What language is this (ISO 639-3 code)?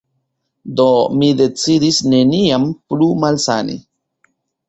epo